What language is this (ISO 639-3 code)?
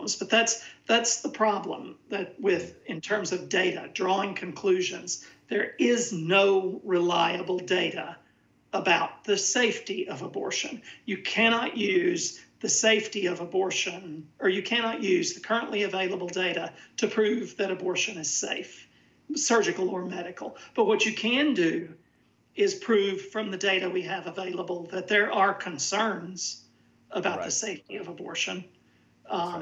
eng